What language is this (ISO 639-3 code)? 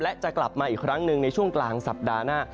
tha